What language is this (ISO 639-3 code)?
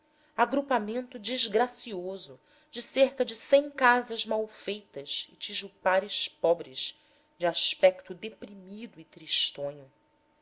por